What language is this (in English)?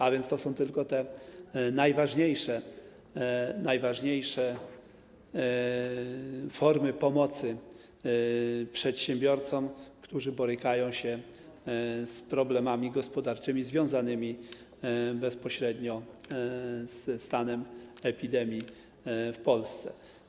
Polish